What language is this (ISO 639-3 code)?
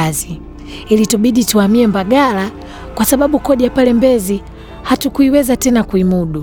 swa